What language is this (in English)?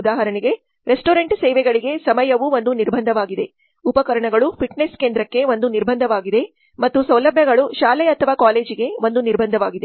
Kannada